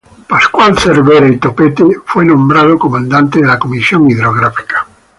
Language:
Spanish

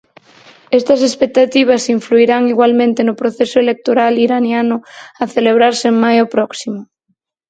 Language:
Galician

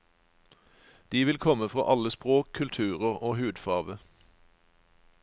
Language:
Norwegian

